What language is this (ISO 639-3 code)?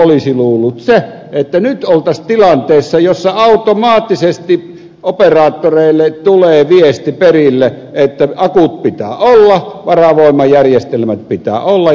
fin